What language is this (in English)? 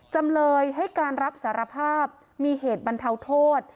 Thai